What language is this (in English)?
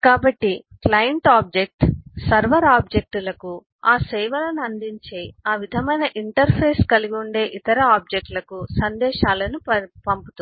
Telugu